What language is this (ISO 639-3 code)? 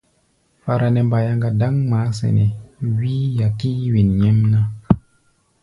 gba